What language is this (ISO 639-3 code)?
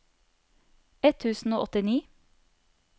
nor